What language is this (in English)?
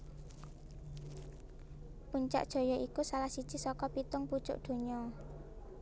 Javanese